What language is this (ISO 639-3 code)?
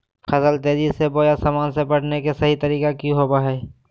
mag